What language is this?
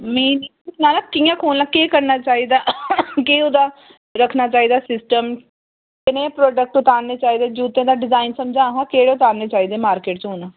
Dogri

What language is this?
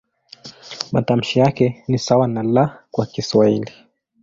Swahili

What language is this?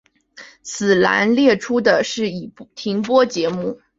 Chinese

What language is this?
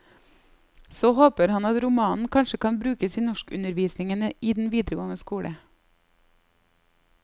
Norwegian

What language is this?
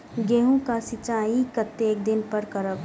Maithili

